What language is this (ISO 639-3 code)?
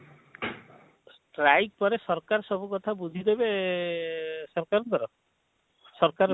ori